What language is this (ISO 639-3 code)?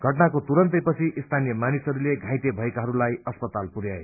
nep